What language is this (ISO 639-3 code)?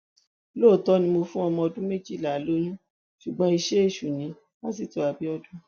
yor